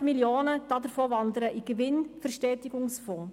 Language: Swiss German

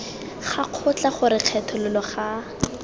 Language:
Tswana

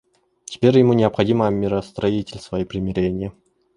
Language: Russian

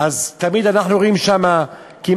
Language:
Hebrew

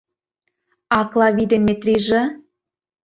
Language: Mari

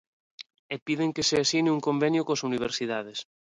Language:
Galician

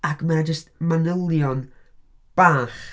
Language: Welsh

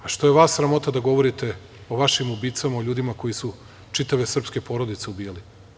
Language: Serbian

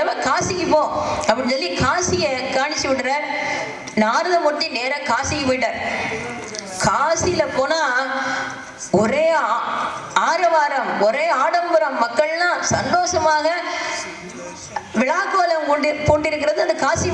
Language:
Indonesian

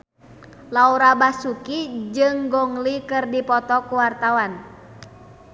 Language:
Sundanese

